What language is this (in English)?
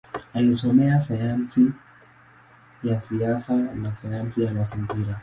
Swahili